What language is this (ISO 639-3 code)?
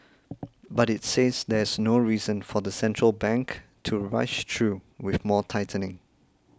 eng